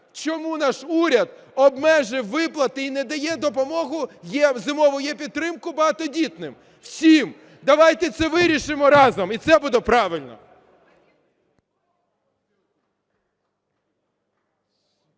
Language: Ukrainian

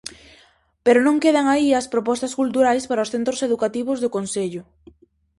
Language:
Galician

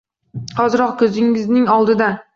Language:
Uzbek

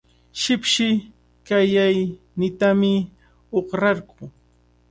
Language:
Cajatambo North Lima Quechua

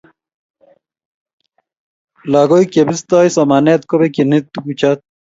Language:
Kalenjin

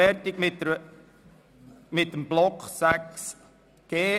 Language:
Swiss German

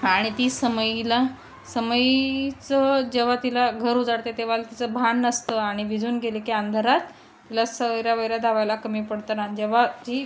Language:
Marathi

